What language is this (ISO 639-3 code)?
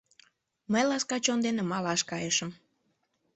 chm